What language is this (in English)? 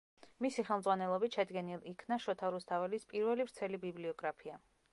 Georgian